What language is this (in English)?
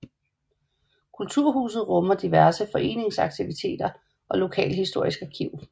Danish